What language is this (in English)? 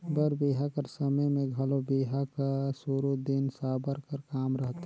Chhattisgarhi